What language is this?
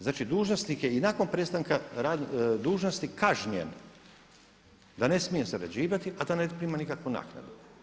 Croatian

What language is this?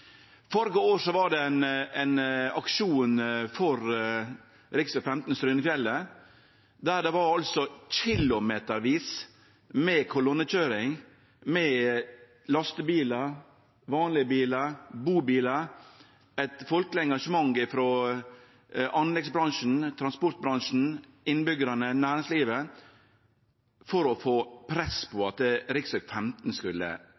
Norwegian Nynorsk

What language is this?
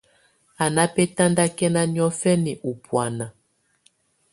Tunen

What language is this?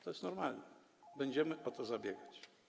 Polish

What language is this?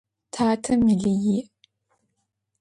Adyghe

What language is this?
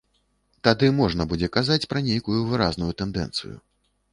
Belarusian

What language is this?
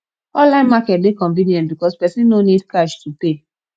Nigerian Pidgin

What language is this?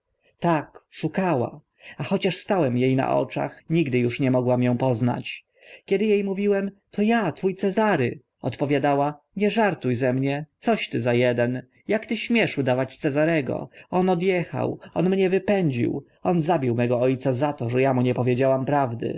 Polish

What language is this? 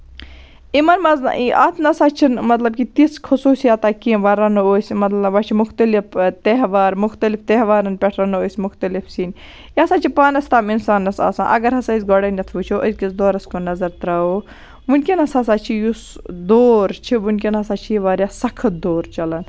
Kashmiri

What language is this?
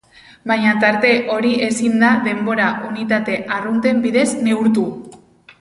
Basque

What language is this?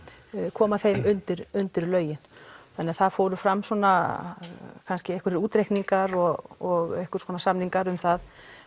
Icelandic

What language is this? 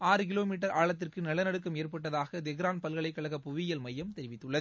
Tamil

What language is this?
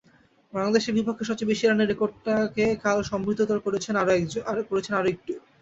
Bangla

